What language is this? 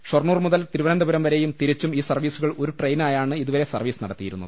Malayalam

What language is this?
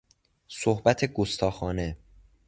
Persian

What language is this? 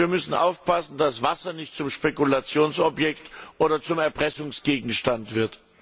German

